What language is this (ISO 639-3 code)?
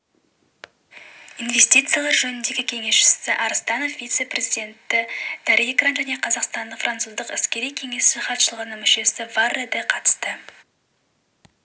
kaz